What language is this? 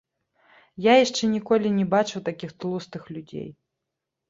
Belarusian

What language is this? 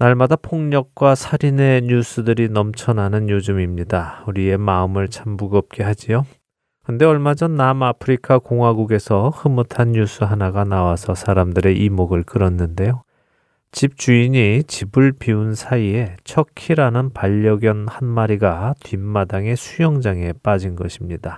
Korean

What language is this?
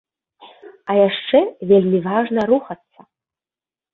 Belarusian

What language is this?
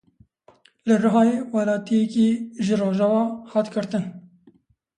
Kurdish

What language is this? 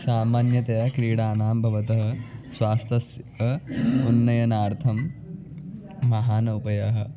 Sanskrit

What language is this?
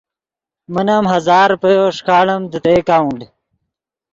Yidgha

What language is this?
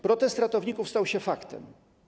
Polish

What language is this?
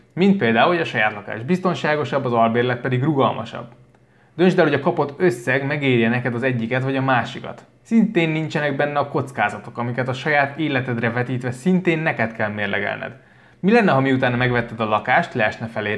Hungarian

